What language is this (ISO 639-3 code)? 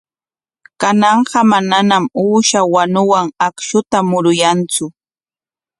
qwa